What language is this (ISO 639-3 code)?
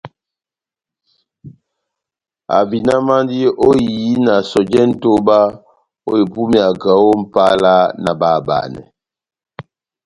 bnm